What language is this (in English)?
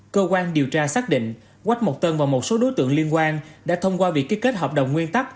Vietnamese